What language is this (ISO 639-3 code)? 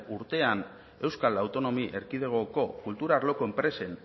eus